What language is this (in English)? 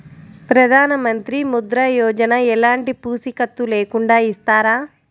Telugu